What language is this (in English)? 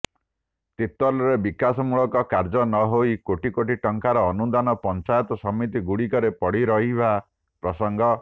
Odia